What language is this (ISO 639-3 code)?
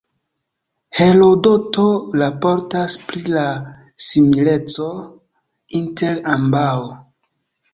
epo